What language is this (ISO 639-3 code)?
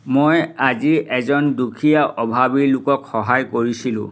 asm